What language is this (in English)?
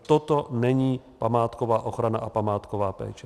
Czech